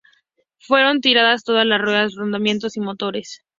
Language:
Spanish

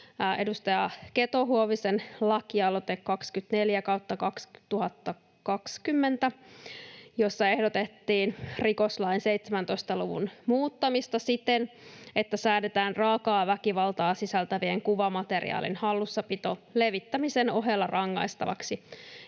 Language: Finnish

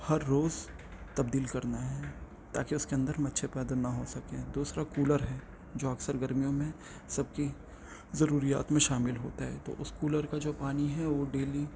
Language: Urdu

